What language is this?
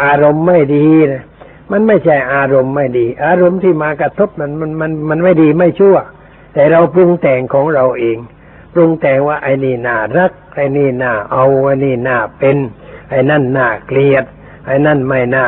Thai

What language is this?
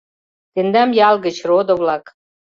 Mari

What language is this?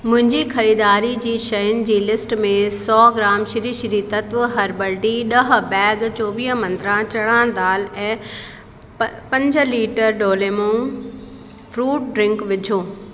Sindhi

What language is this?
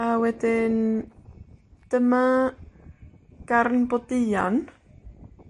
Welsh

